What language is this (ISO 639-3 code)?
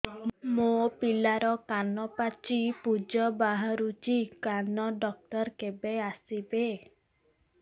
ori